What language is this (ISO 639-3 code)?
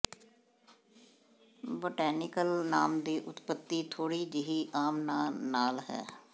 pan